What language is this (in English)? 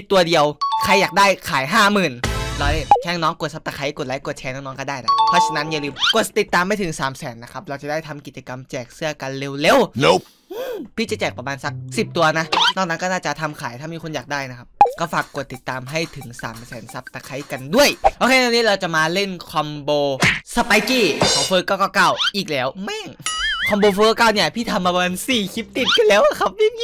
Thai